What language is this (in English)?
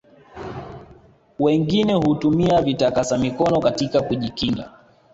Swahili